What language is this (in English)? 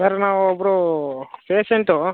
Kannada